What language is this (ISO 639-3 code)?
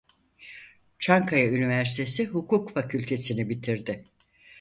tur